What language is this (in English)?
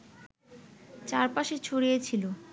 Bangla